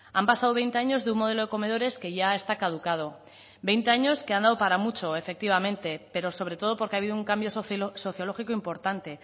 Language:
Spanish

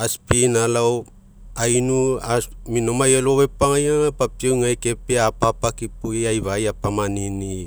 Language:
Mekeo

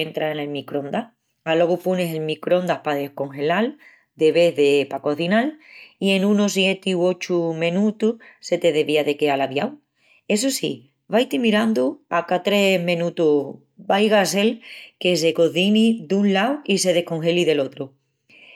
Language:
Extremaduran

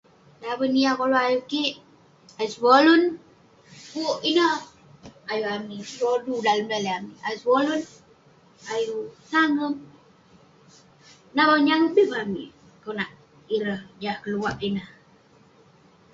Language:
Western Penan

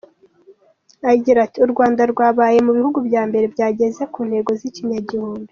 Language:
Kinyarwanda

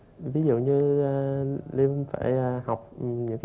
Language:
Vietnamese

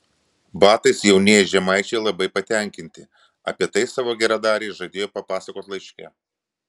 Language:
Lithuanian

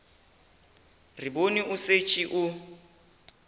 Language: Northern Sotho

